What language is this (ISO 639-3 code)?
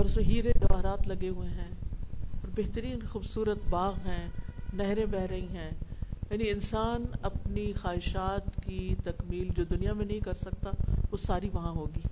urd